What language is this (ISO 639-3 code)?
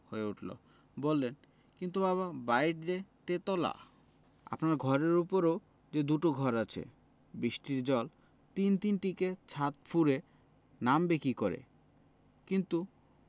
ben